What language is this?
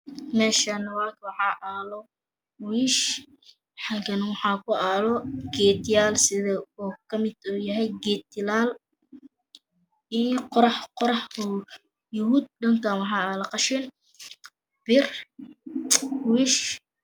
Somali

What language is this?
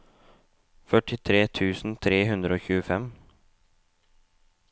Norwegian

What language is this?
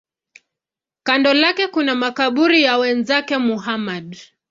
Swahili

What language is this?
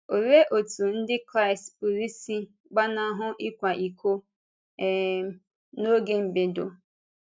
Igbo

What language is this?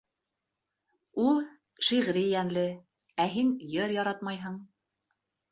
Bashkir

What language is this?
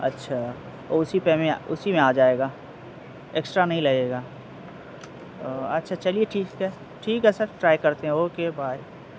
Urdu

